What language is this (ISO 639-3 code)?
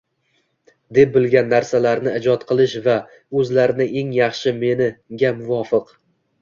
uzb